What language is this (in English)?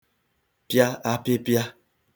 Igbo